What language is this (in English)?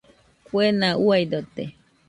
Nüpode Huitoto